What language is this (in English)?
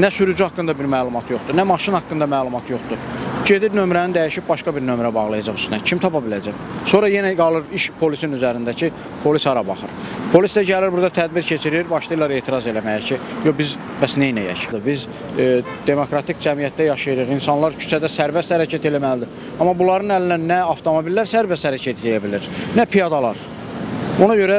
Turkish